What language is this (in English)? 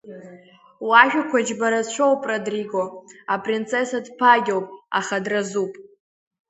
Abkhazian